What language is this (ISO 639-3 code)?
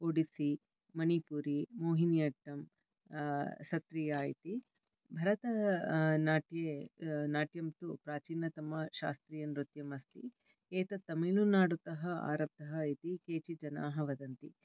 san